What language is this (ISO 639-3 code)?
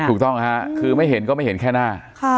tha